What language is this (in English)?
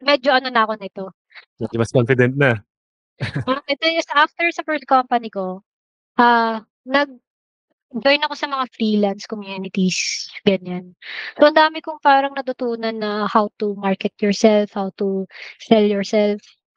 Filipino